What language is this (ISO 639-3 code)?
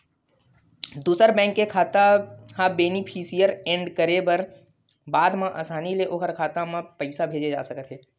hne